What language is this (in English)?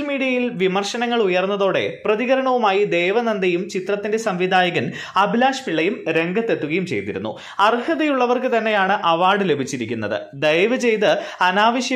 Romanian